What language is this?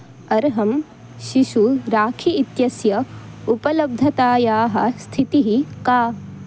Sanskrit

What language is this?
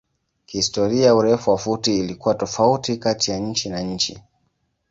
Swahili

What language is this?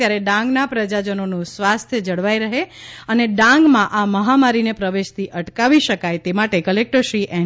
Gujarati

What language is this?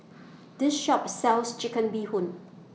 English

